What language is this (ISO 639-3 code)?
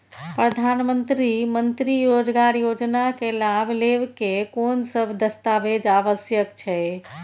mai